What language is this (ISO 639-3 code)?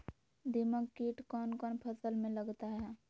mag